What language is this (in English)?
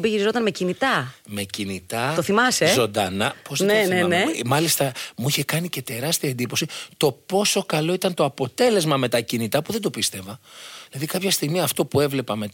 Greek